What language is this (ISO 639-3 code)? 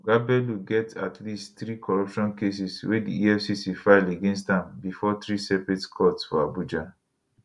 pcm